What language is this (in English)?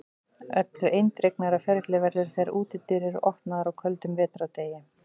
Icelandic